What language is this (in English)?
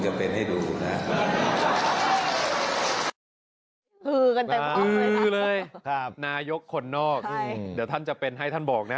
Thai